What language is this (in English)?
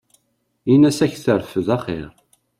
Kabyle